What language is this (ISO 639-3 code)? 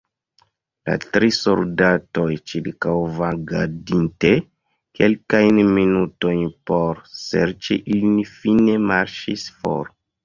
epo